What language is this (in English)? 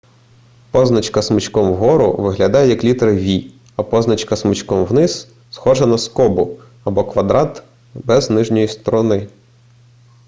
Ukrainian